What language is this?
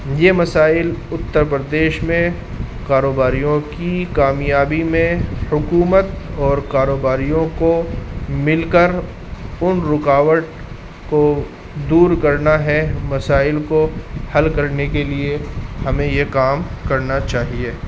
Urdu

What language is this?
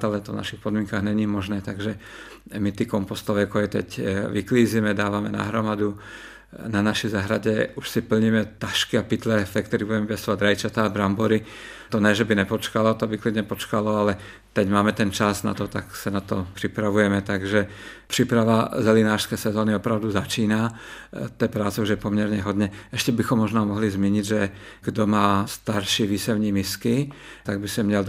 Czech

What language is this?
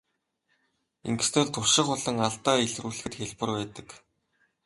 Mongolian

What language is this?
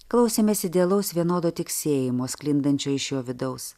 Lithuanian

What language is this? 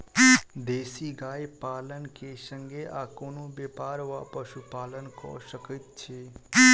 Maithili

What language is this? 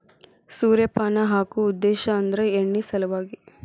Kannada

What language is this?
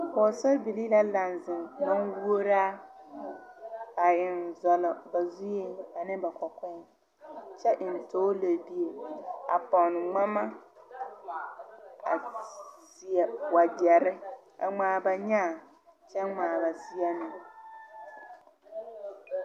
Southern Dagaare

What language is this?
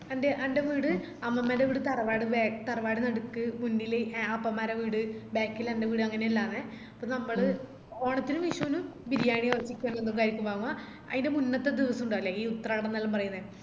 Malayalam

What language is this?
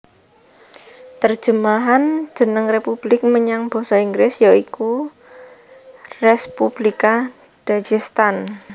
Javanese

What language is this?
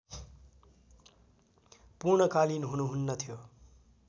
Nepali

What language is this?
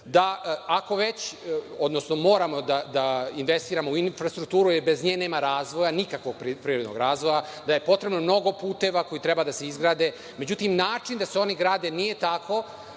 Serbian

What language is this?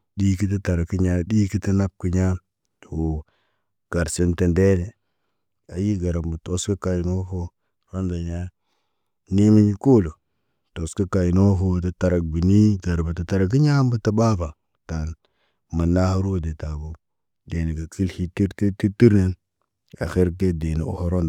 Naba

